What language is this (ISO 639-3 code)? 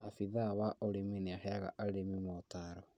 kik